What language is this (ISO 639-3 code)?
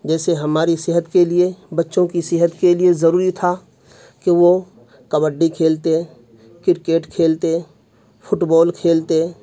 urd